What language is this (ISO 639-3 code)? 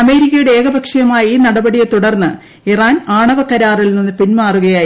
mal